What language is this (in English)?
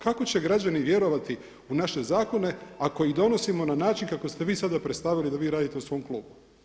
Croatian